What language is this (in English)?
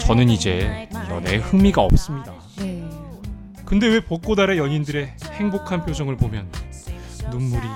Korean